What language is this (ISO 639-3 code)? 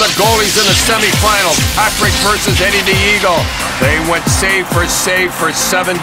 eng